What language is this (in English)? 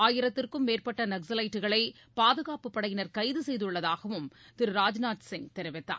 Tamil